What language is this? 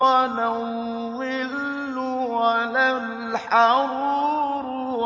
Arabic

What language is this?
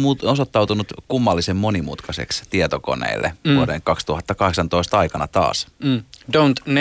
Finnish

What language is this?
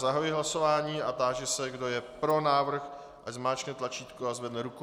Czech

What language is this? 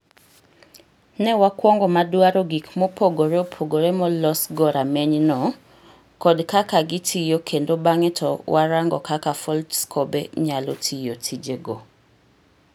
Luo (Kenya and Tanzania)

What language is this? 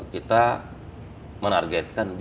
Indonesian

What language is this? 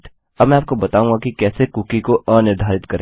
Hindi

